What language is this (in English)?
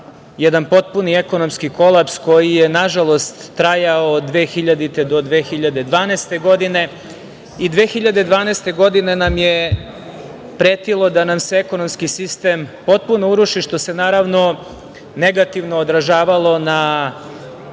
Serbian